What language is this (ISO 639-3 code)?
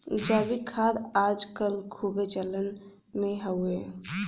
bho